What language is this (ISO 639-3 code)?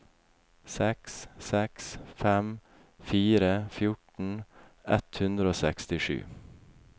nor